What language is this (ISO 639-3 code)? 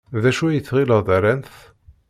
kab